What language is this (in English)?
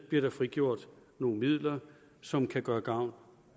Danish